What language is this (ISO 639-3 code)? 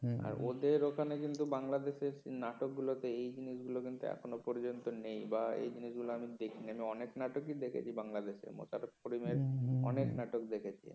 ben